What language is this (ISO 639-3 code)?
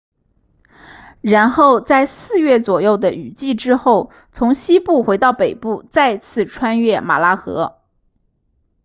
zho